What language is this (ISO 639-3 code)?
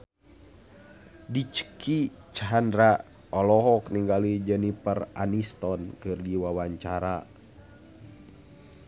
sun